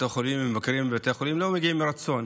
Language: Hebrew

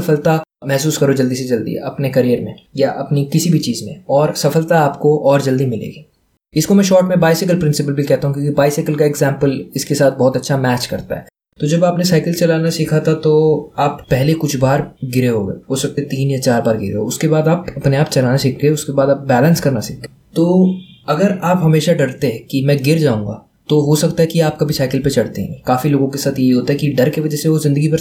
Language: Hindi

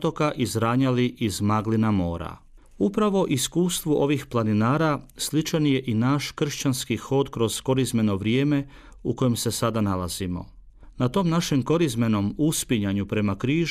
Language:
Croatian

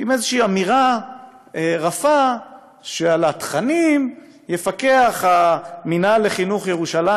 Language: Hebrew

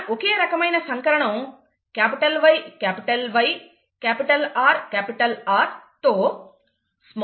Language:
Telugu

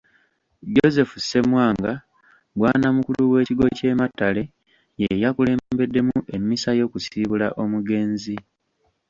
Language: Ganda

